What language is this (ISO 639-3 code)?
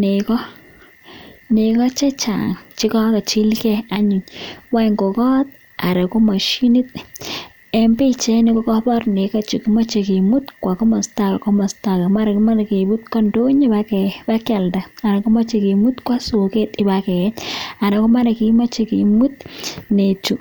kln